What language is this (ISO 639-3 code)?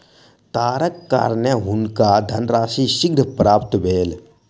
mai